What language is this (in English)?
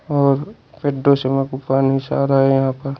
Hindi